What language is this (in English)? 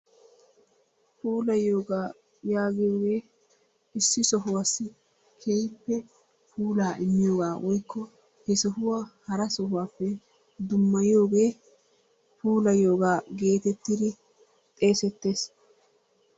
Wolaytta